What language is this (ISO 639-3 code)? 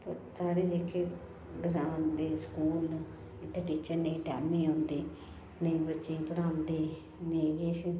doi